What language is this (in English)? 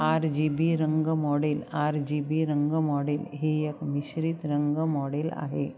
Marathi